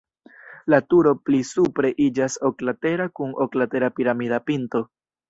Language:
Esperanto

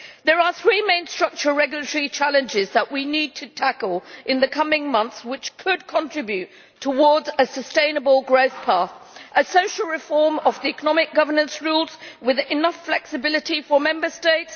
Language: English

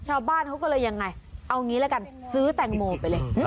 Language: Thai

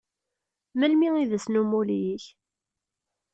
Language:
Kabyle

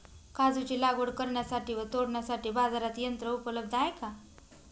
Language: Marathi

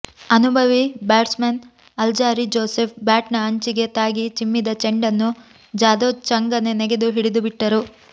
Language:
Kannada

